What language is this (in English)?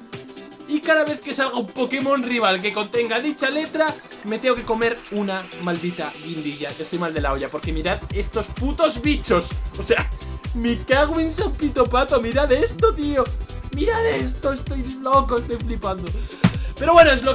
Spanish